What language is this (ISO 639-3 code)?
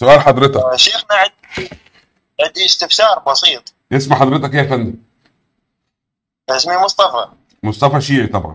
ara